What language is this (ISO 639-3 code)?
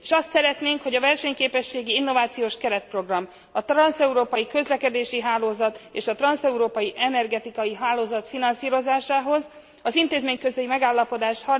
hun